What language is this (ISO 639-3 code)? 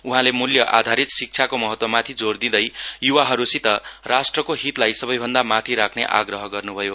nep